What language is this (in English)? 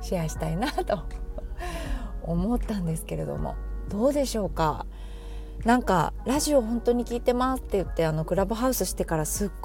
Japanese